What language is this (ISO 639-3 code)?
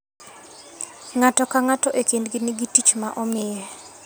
luo